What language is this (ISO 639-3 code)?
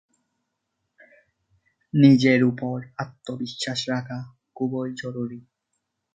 ben